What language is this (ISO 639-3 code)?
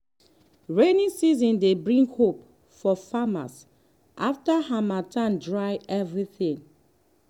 pcm